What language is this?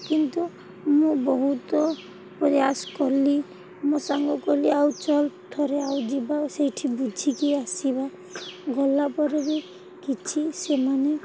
Odia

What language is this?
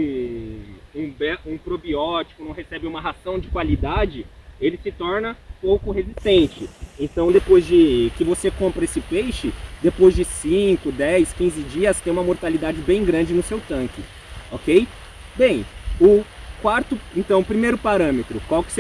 Portuguese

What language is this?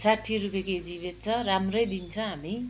Nepali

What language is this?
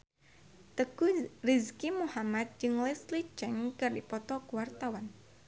Sundanese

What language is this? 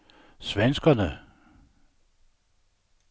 Danish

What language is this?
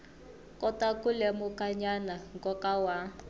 Tsonga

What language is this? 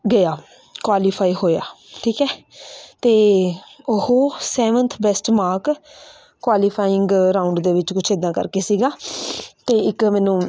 Punjabi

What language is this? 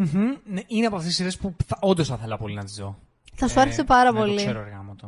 Greek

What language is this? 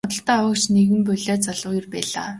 Mongolian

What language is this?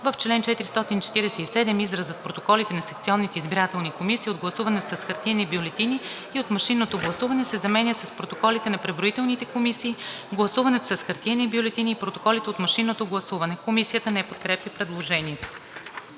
Bulgarian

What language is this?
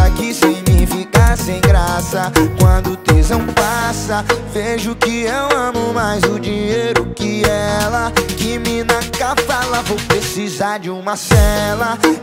Portuguese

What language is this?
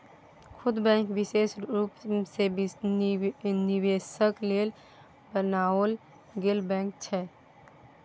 Maithili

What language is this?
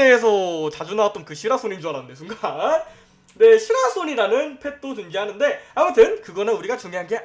Korean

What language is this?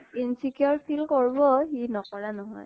Assamese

